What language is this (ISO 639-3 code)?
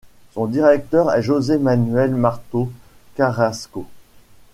fra